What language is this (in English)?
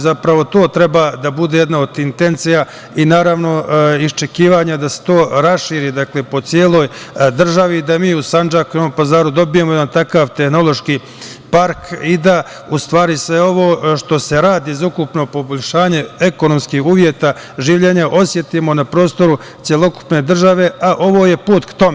Serbian